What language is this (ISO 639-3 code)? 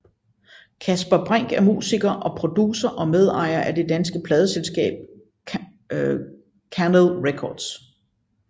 dan